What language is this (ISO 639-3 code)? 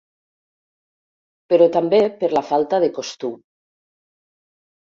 cat